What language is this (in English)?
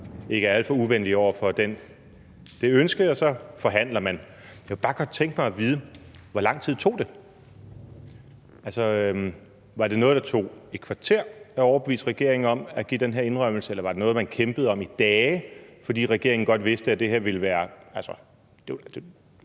Danish